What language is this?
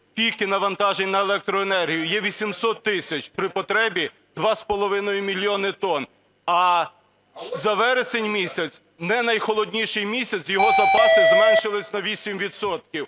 Ukrainian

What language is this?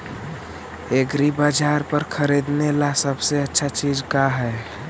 Magahi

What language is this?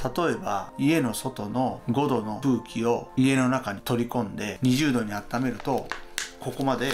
Japanese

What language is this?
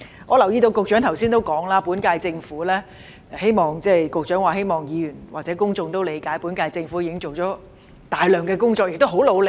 Cantonese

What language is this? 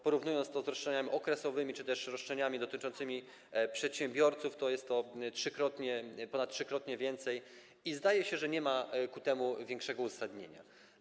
Polish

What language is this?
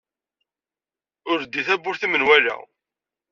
Kabyle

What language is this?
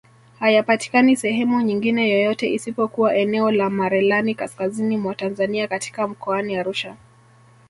Swahili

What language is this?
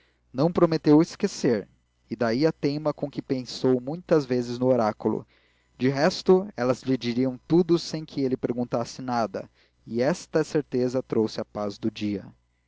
Portuguese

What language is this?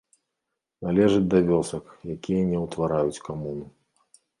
Belarusian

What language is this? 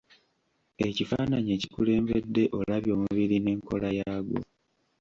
Ganda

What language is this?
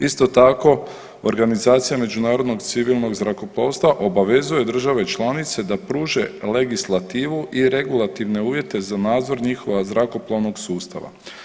Croatian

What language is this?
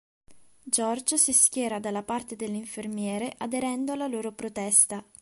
Italian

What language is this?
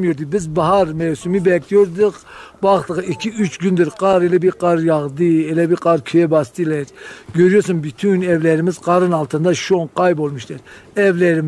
Turkish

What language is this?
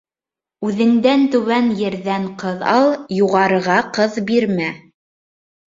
Bashkir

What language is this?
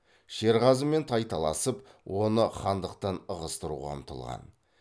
Kazakh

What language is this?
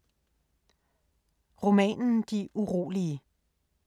Danish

